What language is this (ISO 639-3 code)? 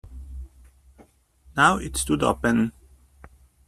eng